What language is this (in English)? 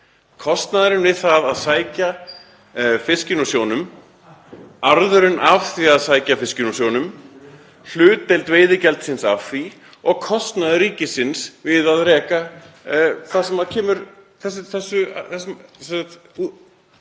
Icelandic